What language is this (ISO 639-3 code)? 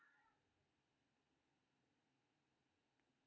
mai